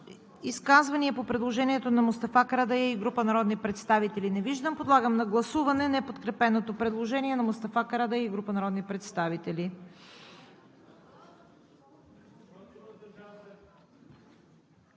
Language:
Bulgarian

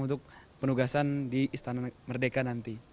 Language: Indonesian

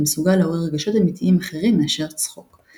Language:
Hebrew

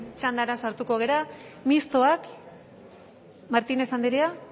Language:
Basque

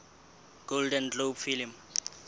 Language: Southern Sotho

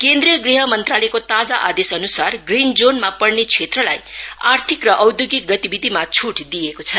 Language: Nepali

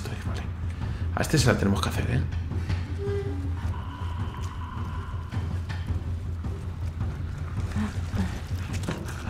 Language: Spanish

